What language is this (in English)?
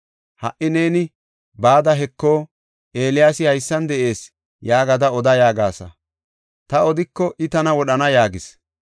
Gofa